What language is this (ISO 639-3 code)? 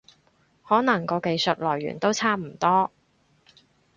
yue